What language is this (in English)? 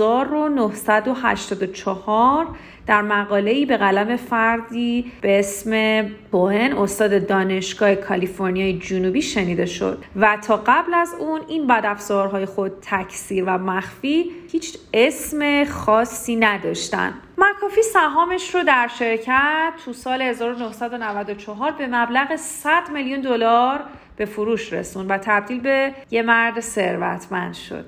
Persian